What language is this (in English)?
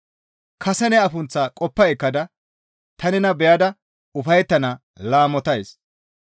Gamo